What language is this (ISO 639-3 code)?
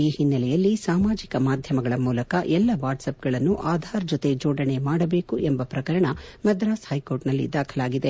kan